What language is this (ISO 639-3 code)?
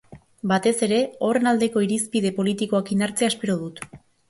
eus